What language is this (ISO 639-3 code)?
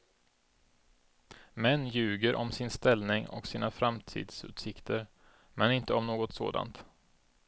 swe